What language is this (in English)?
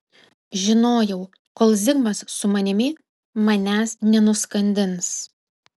Lithuanian